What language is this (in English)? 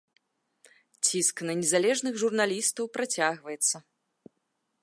Belarusian